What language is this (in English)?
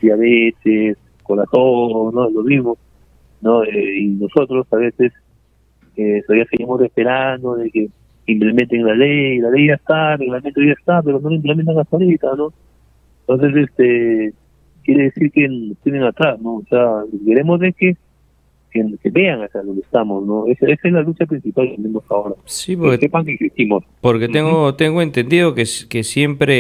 Spanish